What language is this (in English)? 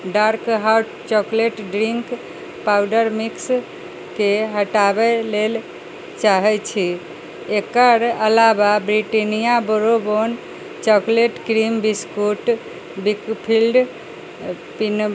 Maithili